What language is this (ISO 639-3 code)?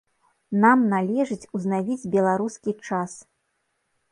bel